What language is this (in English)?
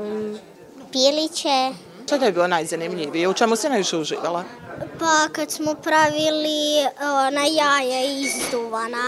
Croatian